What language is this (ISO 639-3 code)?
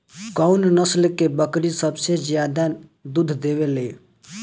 bho